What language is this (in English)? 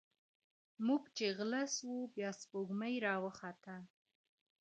Pashto